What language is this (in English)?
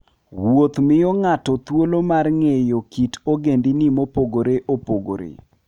Luo (Kenya and Tanzania)